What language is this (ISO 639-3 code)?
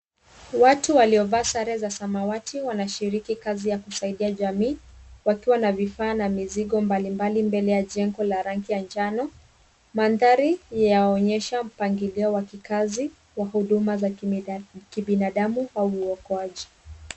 swa